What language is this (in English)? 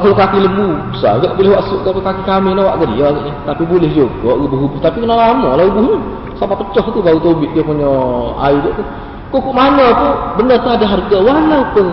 Malay